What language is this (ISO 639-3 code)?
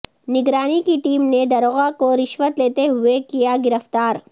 urd